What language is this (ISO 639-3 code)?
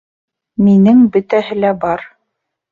bak